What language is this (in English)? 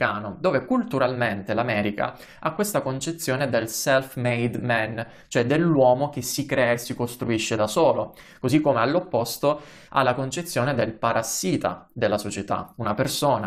Italian